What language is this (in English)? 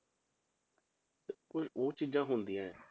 Punjabi